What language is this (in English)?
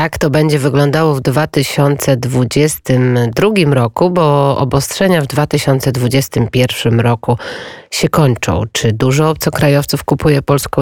Polish